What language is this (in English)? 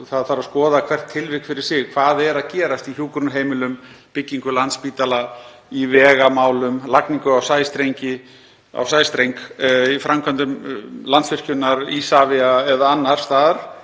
Icelandic